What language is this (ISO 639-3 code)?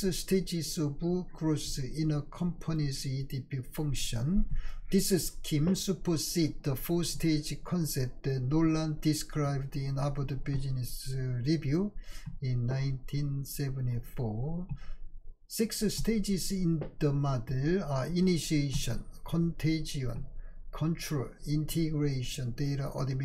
kor